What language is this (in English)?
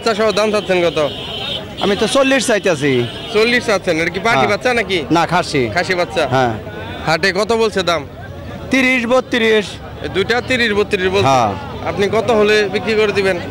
Arabic